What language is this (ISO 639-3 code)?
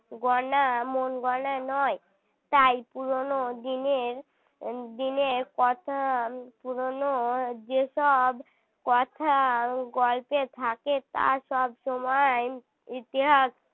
ben